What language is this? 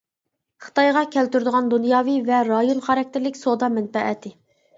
Uyghur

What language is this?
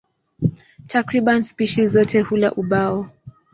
Swahili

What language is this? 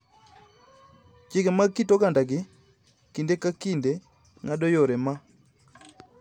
Luo (Kenya and Tanzania)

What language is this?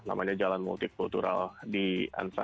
Indonesian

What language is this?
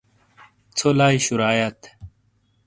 Shina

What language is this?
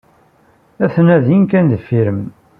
Kabyle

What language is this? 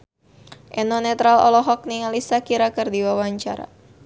Sundanese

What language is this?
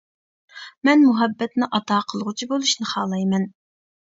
Uyghur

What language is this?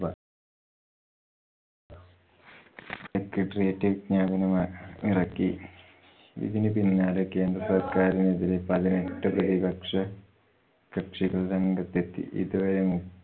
Malayalam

